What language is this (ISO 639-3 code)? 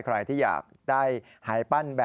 tha